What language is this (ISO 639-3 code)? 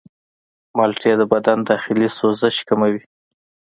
pus